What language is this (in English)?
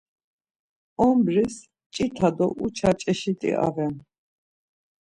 Laz